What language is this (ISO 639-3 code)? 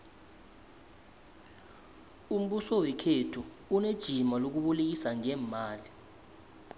nbl